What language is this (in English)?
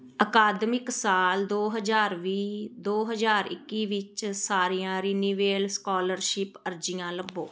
Punjabi